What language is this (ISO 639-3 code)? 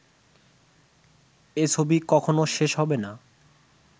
ben